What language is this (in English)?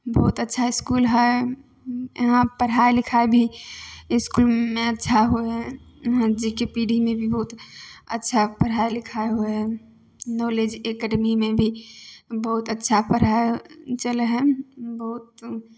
Maithili